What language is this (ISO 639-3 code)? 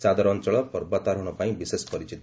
ori